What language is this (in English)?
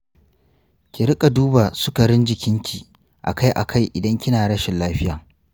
Hausa